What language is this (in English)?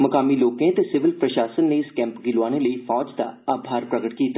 Dogri